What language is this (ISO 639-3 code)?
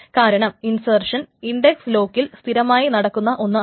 mal